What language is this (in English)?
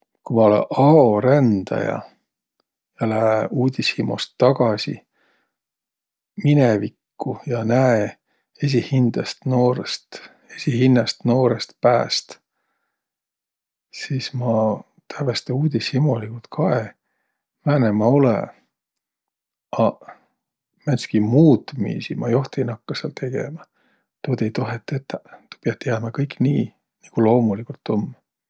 Võro